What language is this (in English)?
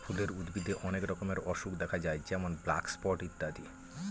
Bangla